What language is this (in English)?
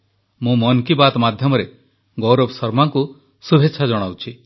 Odia